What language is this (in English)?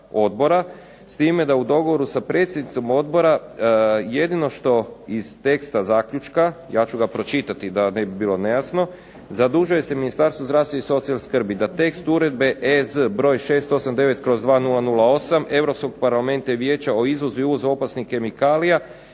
Croatian